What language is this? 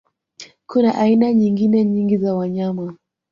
Swahili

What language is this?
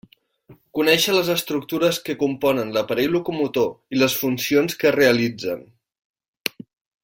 Catalan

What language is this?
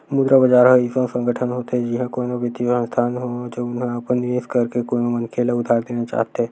Chhattisgarhi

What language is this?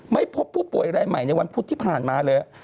Thai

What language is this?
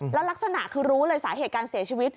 Thai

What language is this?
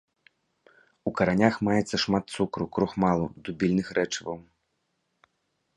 Belarusian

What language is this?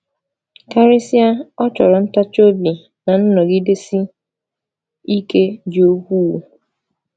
Igbo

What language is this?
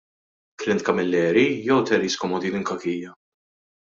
Maltese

